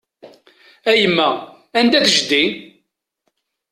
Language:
Kabyle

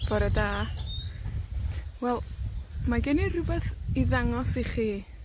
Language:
Welsh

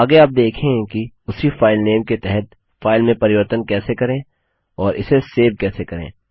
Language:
Hindi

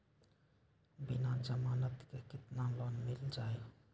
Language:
Magahi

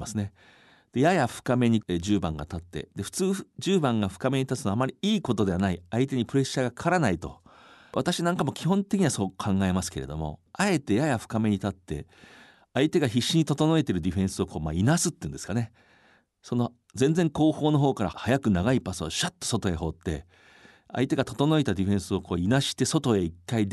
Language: Japanese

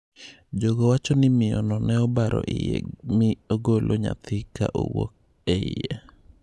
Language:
Luo (Kenya and Tanzania)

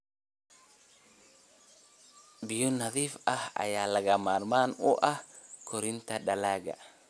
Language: Somali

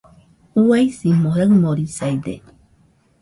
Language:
Nüpode Huitoto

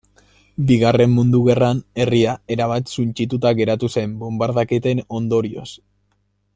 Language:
Basque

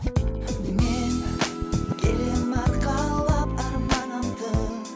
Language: Kazakh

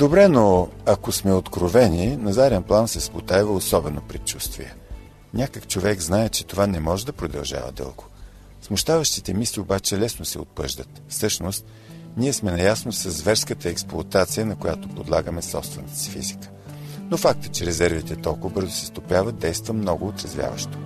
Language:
Bulgarian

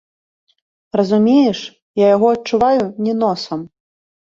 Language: Belarusian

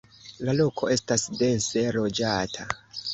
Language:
Esperanto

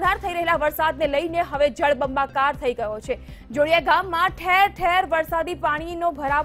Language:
Hindi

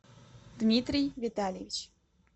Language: Russian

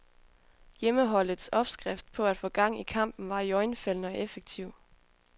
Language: Danish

